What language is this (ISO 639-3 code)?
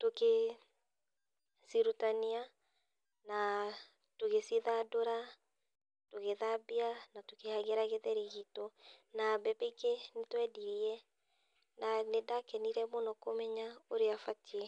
kik